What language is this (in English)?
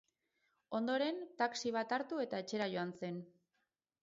Basque